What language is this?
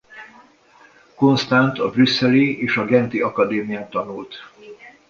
Hungarian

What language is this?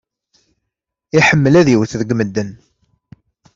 Kabyle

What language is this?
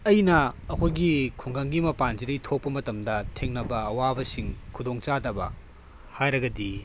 Manipuri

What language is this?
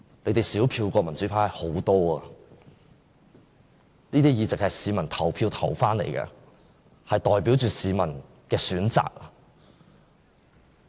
Cantonese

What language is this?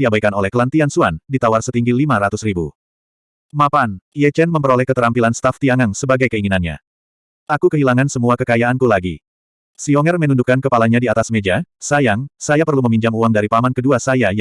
Indonesian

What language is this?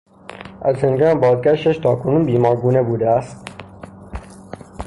Persian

